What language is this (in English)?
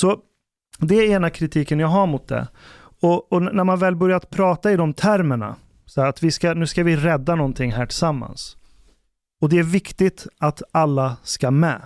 Swedish